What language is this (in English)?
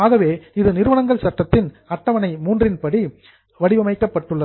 Tamil